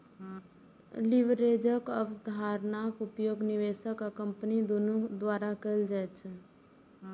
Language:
Maithili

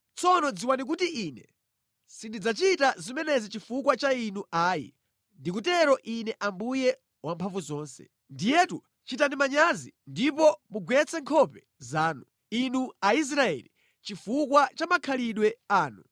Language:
Nyanja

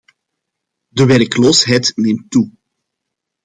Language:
Dutch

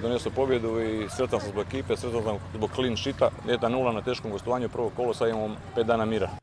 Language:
Croatian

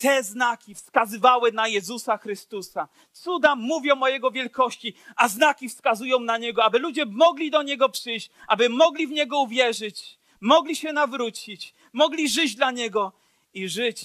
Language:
Polish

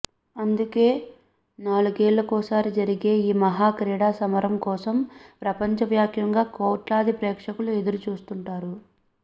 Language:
Telugu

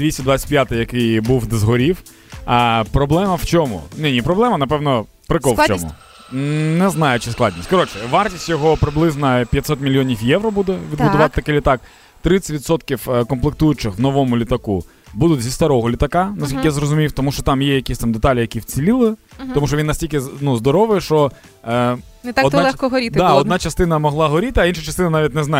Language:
Ukrainian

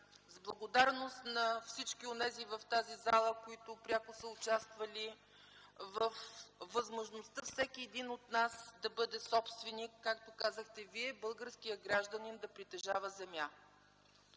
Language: Bulgarian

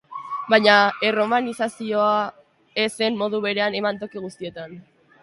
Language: Basque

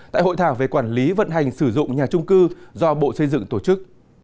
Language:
Vietnamese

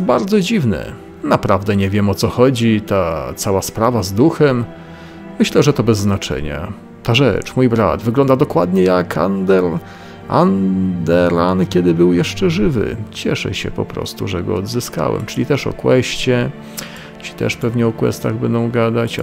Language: Polish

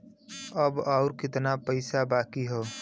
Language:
Bhojpuri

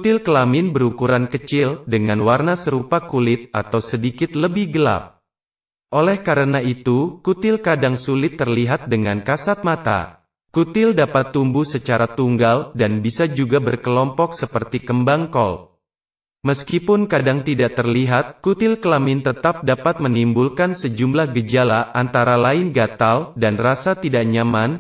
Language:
Indonesian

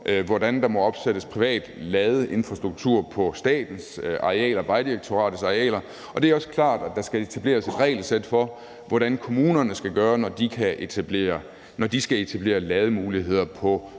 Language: Danish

